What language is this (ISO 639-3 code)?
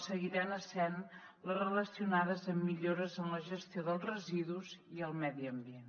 cat